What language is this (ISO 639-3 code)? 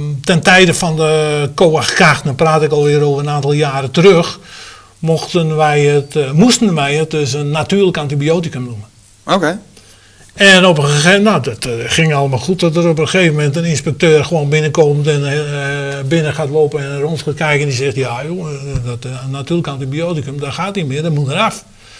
nld